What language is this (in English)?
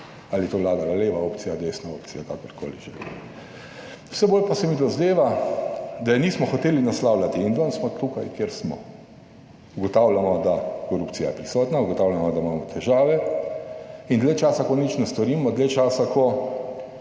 Slovenian